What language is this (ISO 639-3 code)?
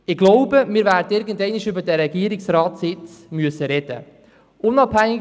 gsw